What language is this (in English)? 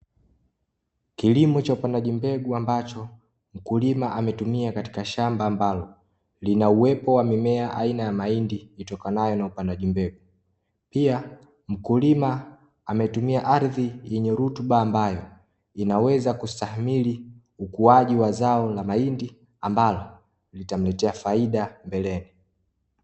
Swahili